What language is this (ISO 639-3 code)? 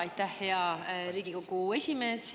est